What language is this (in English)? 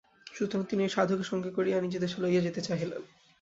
Bangla